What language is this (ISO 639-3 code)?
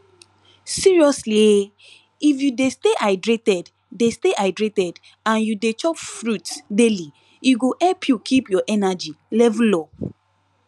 pcm